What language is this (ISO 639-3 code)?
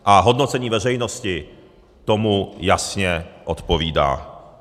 ces